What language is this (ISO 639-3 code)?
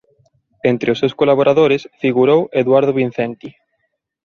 glg